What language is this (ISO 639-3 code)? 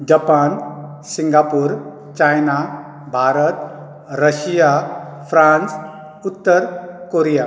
kok